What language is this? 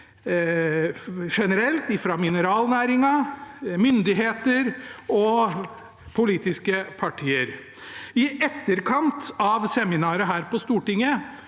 Norwegian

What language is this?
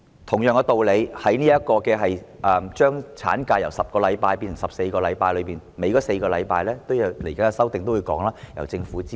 Cantonese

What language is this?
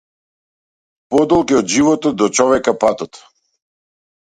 Macedonian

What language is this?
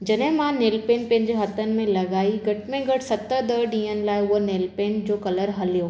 Sindhi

